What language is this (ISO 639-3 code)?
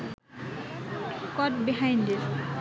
ben